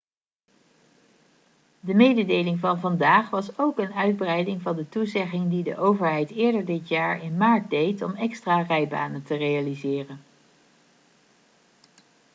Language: Dutch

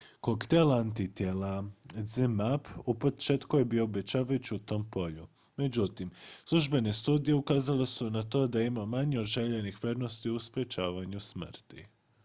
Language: Croatian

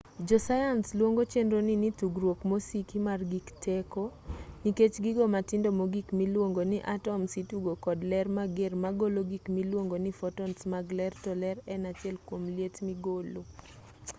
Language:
Luo (Kenya and Tanzania)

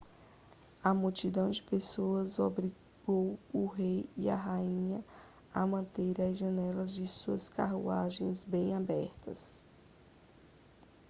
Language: Portuguese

